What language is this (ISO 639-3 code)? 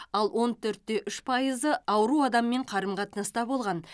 kaz